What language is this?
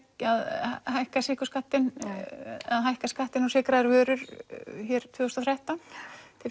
Icelandic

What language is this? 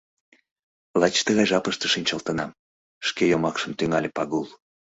Mari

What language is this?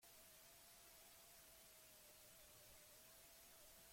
Basque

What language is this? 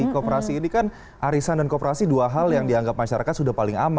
Indonesian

